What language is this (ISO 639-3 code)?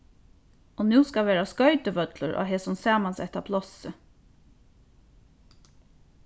fao